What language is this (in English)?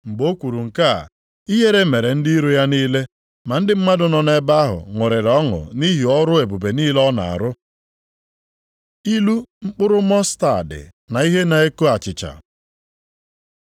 Igbo